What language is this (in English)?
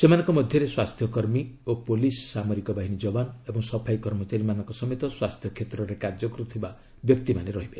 Odia